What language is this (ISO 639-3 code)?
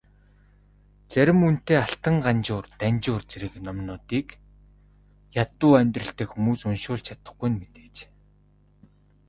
mon